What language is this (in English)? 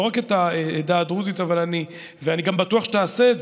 Hebrew